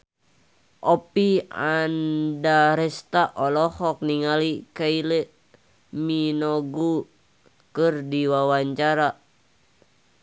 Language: Sundanese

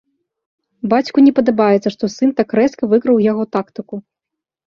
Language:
Belarusian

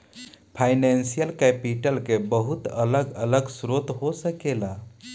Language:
Bhojpuri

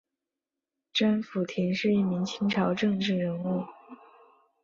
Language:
Chinese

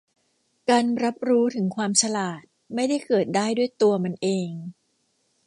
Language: Thai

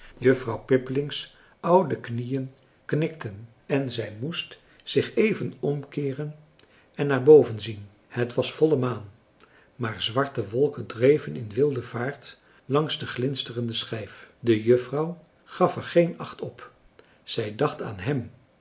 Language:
Dutch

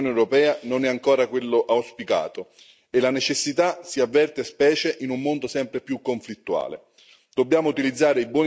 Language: Italian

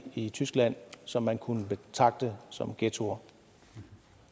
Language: Danish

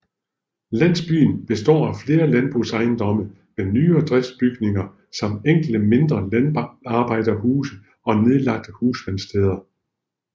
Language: Danish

